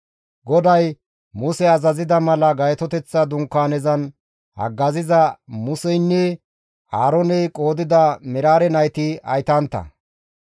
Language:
Gamo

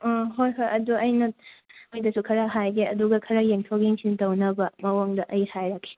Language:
Manipuri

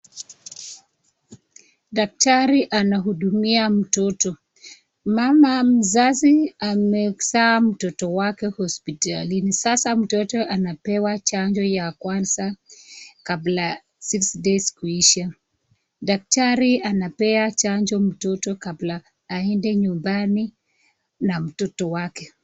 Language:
Swahili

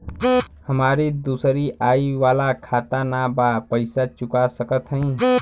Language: Bhojpuri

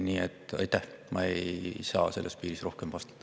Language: Estonian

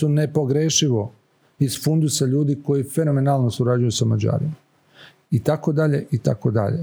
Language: Croatian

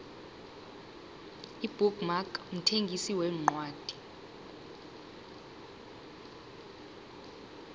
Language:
South Ndebele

